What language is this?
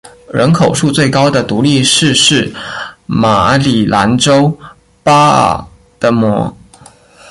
Chinese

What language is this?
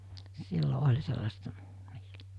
Finnish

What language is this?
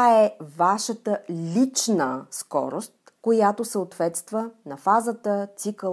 Bulgarian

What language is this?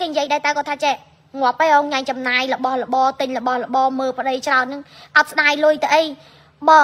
Vietnamese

